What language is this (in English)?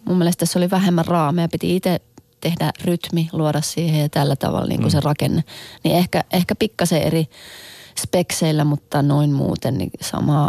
Finnish